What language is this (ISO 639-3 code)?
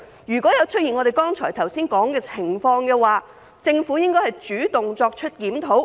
yue